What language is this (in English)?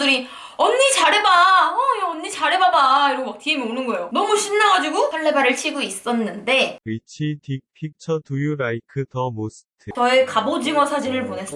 Korean